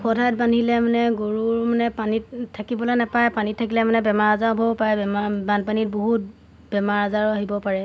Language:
Assamese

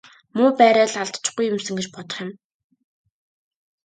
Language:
Mongolian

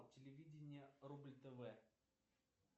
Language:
Russian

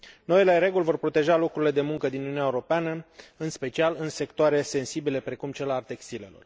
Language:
Romanian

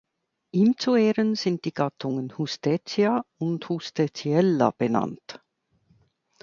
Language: German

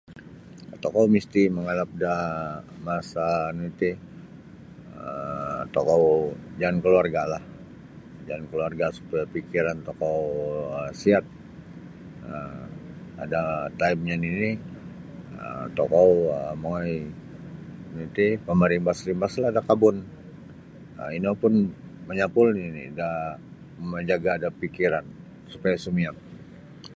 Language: Sabah Bisaya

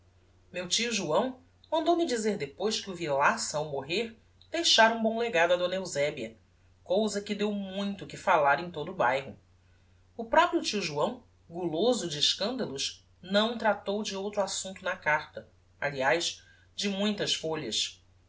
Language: Portuguese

